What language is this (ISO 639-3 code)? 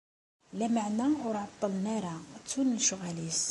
kab